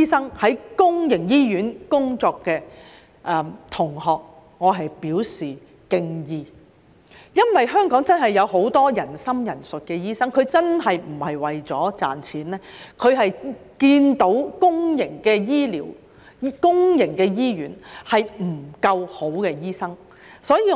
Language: Cantonese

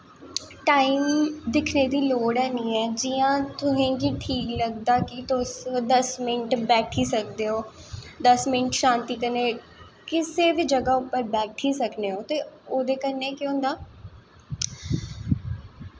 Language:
Dogri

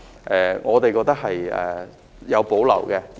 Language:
Cantonese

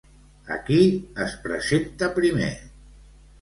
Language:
Catalan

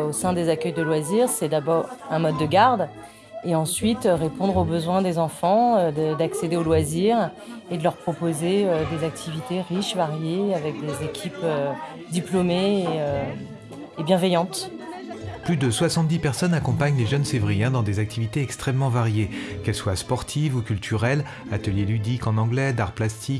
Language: French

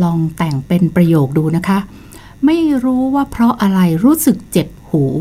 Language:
Thai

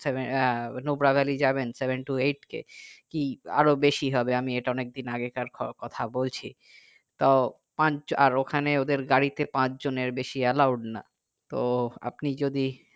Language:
Bangla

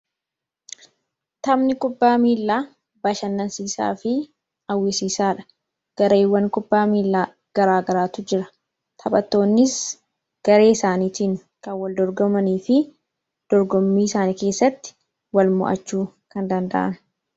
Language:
Oromo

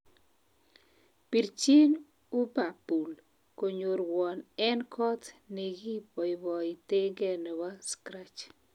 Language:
Kalenjin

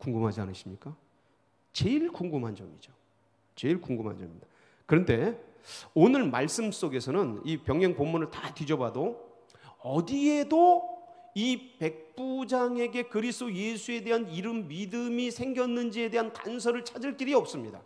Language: Korean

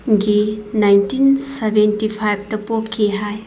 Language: Manipuri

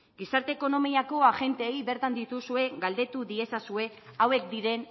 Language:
Basque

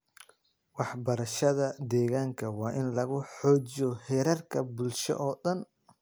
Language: Somali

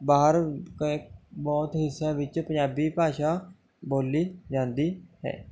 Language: Punjabi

